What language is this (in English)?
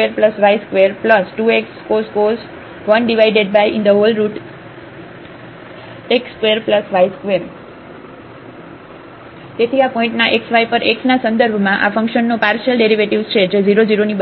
Gujarati